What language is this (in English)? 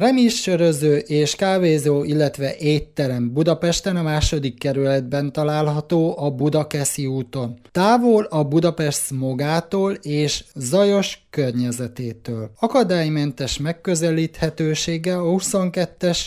Hungarian